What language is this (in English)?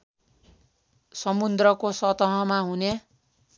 Nepali